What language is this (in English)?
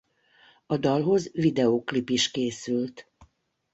Hungarian